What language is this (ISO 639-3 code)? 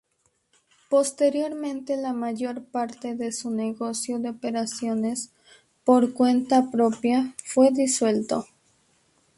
spa